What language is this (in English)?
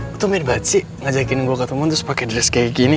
Indonesian